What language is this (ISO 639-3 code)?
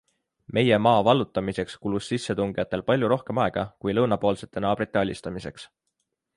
est